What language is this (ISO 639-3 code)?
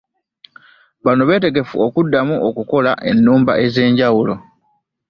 lug